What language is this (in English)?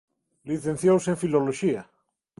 Galician